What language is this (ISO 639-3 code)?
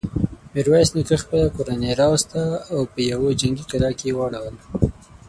pus